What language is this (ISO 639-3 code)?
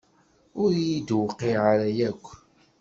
kab